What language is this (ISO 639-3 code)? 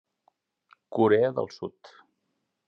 cat